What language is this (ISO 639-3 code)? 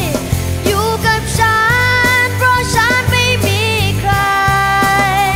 tha